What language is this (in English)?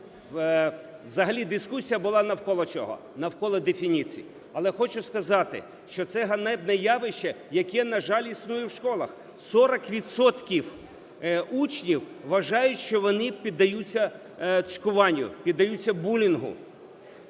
Ukrainian